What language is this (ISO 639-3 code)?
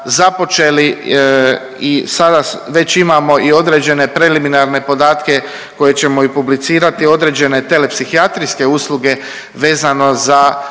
hrv